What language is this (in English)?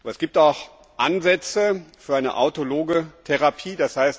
German